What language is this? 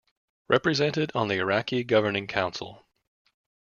English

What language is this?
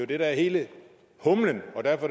Danish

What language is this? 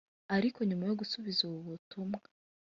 Kinyarwanda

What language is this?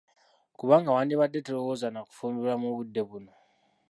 Ganda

